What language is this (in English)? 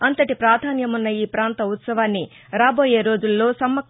Telugu